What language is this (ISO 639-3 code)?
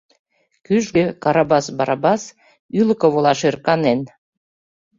chm